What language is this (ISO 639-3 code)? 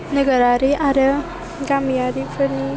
brx